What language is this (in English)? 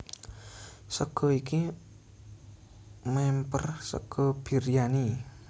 Javanese